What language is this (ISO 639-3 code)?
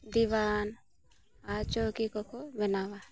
sat